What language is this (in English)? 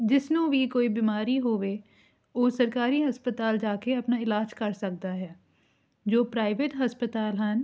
Punjabi